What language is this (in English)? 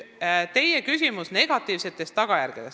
Estonian